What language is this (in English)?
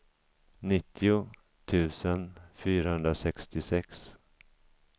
Swedish